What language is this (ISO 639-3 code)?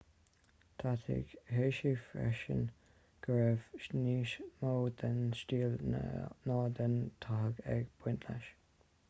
gle